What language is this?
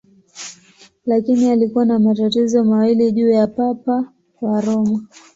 Swahili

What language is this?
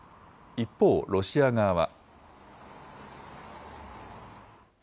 Japanese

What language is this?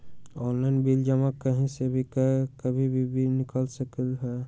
Magahi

